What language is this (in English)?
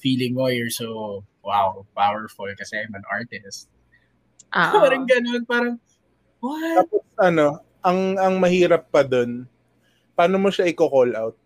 Filipino